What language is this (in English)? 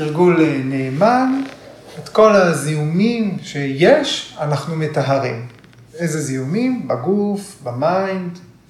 Hebrew